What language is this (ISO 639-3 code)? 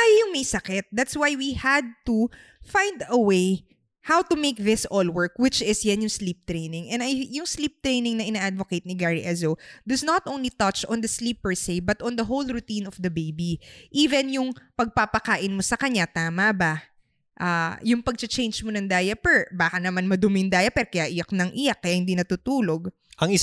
fil